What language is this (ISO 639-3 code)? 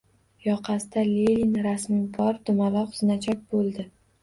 uzb